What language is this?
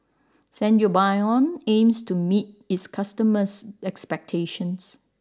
English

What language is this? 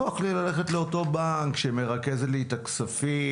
Hebrew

